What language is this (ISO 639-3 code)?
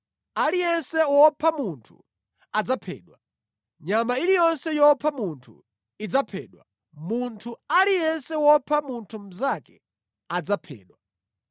nya